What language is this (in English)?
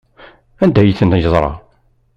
Kabyle